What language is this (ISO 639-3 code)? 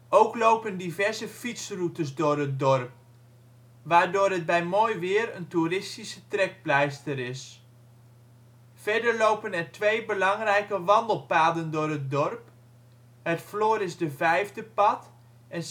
nld